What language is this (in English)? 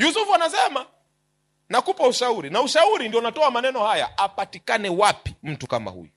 Swahili